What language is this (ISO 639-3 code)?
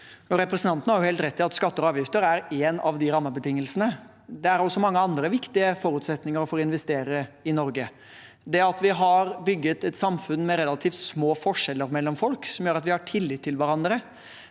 nor